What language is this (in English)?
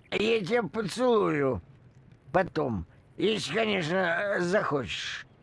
Russian